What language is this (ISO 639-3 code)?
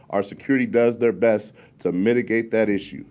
eng